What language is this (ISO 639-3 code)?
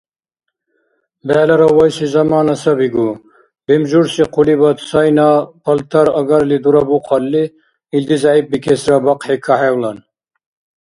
dar